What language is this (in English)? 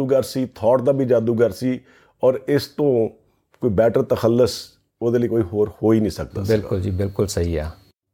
Punjabi